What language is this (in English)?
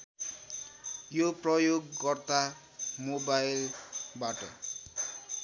Nepali